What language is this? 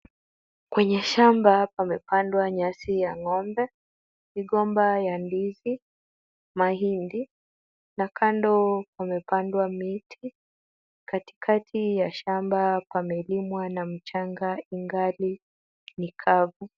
Swahili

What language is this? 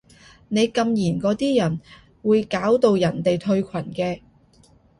Cantonese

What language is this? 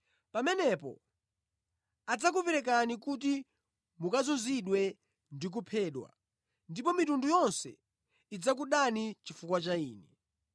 Nyanja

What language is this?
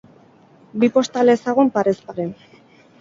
Basque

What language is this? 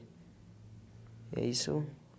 Portuguese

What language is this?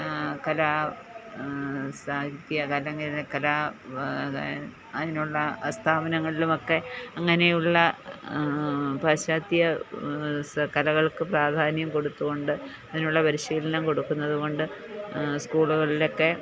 Malayalam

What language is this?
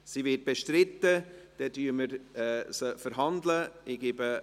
Swiss German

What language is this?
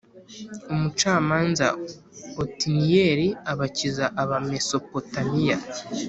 Kinyarwanda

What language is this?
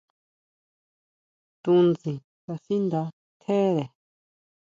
Huautla Mazatec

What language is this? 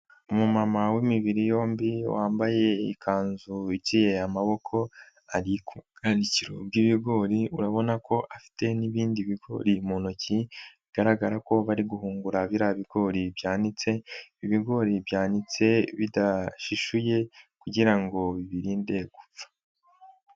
Kinyarwanda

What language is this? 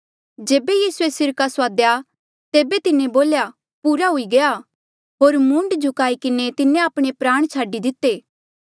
Mandeali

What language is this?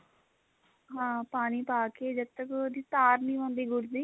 Punjabi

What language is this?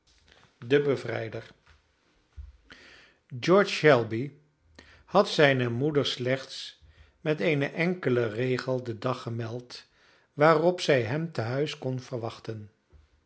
Dutch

